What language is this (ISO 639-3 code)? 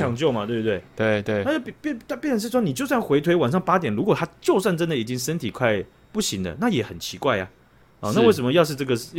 zho